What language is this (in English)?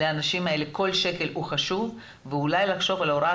Hebrew